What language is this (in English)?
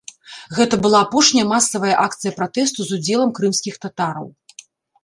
Belarusian